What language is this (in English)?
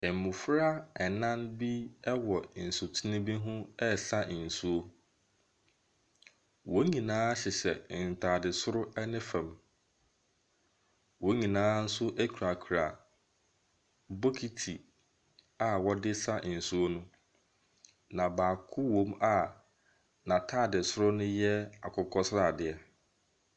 Akan